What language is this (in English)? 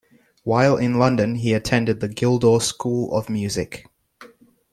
English